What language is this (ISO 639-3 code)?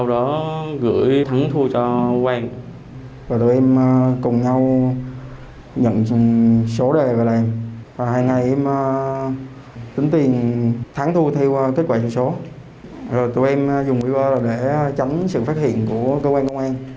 vie